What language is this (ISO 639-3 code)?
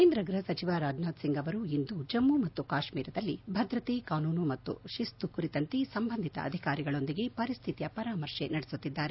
kan